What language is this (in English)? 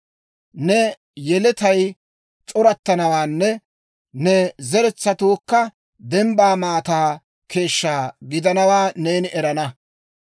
Dawro